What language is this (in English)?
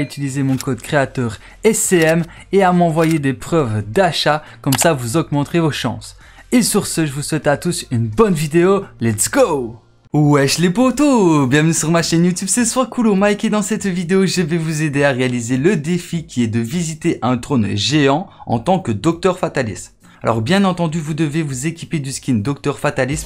French